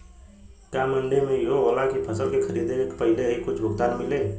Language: Bhojpuri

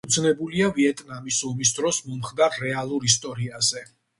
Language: Georgian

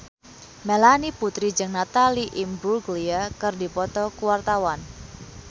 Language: Sundanese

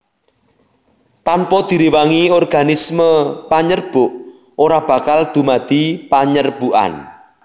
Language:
Javanese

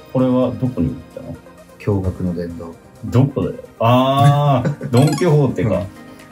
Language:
Japanese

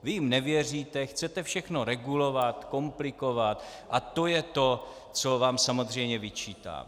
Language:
Czech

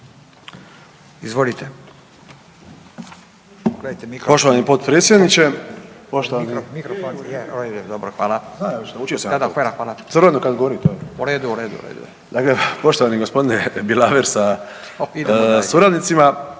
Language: Croatian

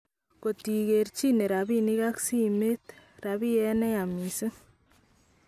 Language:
Kalenjin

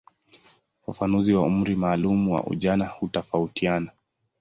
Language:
Swahili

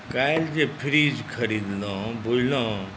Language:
Maithili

